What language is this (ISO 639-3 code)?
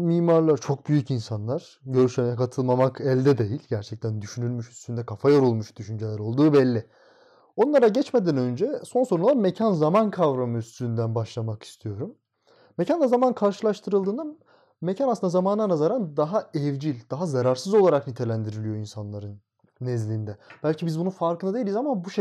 tur